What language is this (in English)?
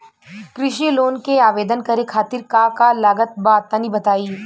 Bhojpuri